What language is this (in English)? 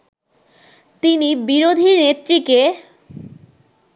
Bangla